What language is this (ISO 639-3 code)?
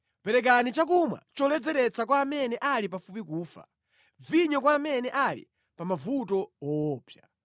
nya